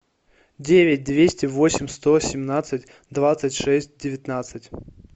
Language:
Russian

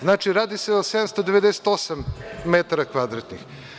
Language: Serbian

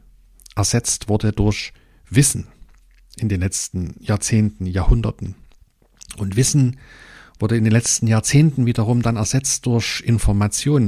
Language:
German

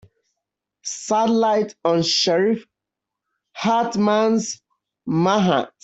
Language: English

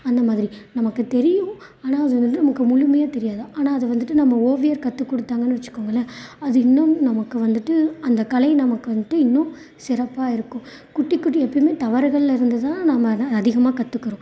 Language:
Tamil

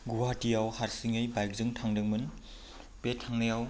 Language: Bodo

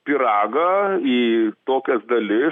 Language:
Lithuanian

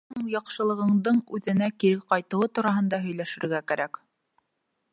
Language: Bashkir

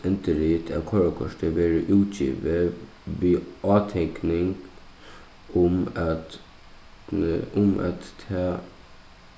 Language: Faroese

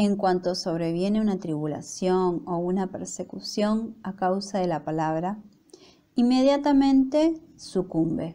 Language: Spanish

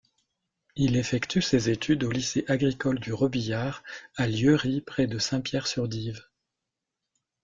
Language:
French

